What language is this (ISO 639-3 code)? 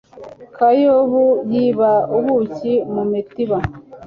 kin